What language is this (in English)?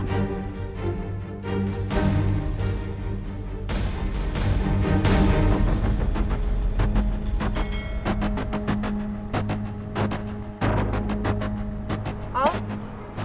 Indonesian